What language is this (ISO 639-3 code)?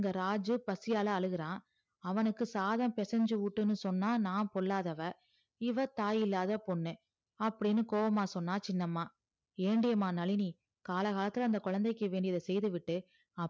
tam